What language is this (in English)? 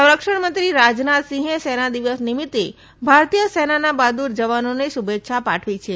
Gujarati